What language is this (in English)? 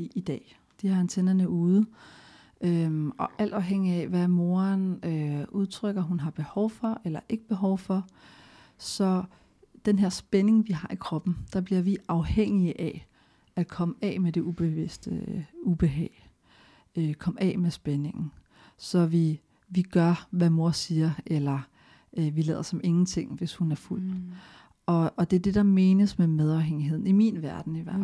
Danish